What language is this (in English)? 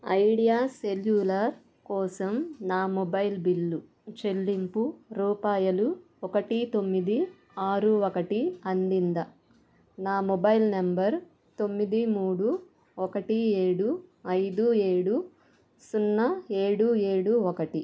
Telugu